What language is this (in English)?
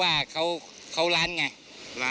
Thai